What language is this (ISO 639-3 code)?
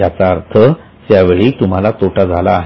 mar